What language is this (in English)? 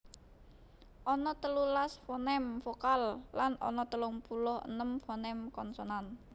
Javanese